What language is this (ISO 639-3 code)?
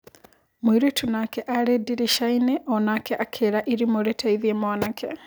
kik